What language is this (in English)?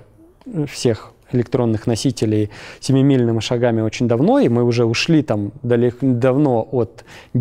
Russian